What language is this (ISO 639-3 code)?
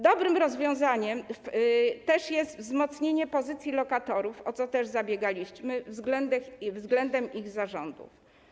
pol